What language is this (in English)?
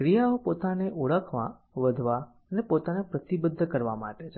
Gujarati